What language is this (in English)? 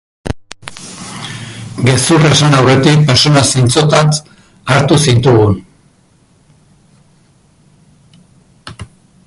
Basque